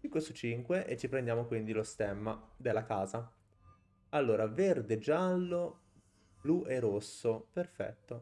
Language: Italian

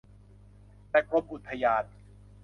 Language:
Thai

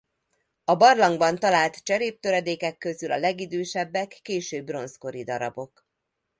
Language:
Hungarian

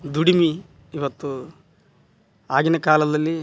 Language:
Kannada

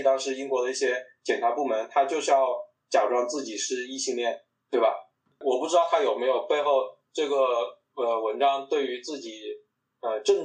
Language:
Chinese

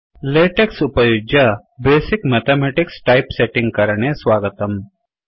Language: Sanskrit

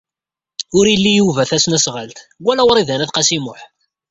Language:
Kabyle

